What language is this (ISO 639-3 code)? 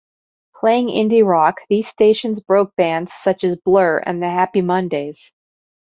eng